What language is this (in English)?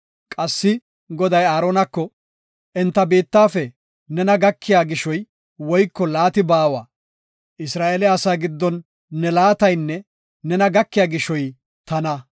Gofa